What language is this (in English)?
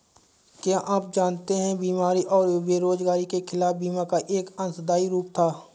Hindi